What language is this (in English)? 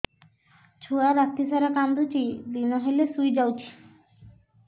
Odia